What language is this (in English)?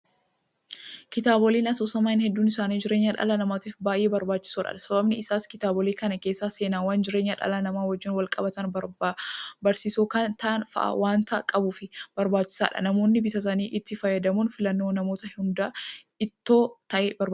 Oromo